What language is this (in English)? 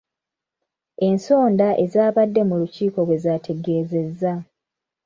Ganda